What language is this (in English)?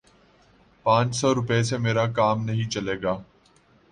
Urdu